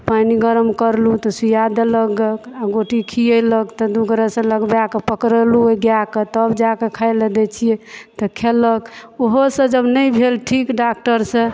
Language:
Maithili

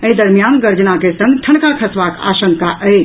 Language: Maithili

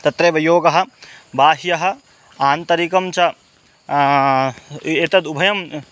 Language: Sanskrit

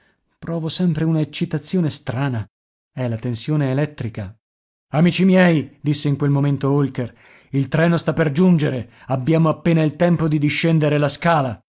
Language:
Italian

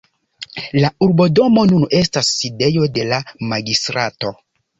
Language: Esperanto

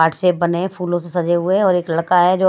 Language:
Hindi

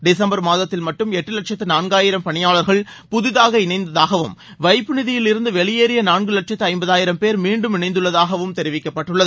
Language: Tamil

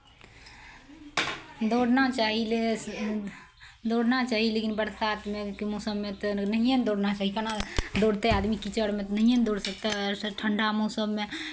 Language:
Maithili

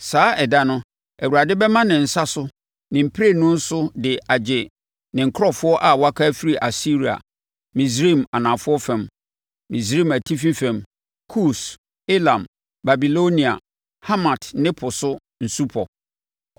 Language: Akan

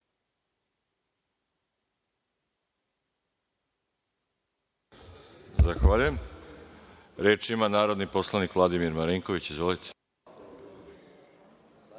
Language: Serbian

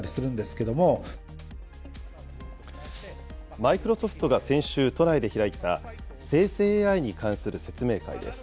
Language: Japanese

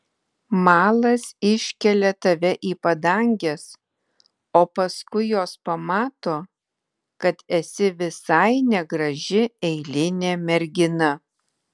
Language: Lithuanian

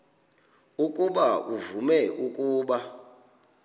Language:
Xhosa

